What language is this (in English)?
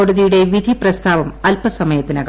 Malayalam